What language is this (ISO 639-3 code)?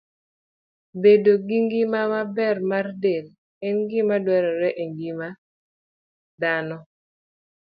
luo